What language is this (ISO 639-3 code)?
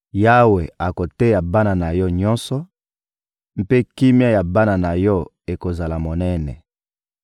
lin